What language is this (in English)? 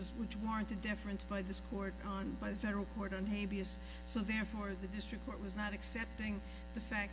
English